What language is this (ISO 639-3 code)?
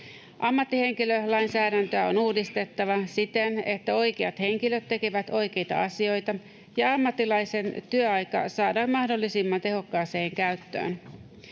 fin